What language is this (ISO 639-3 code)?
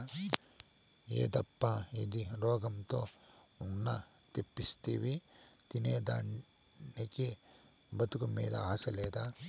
tel